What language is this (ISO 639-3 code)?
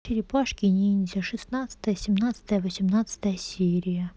rus